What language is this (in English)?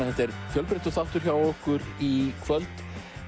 Icelandic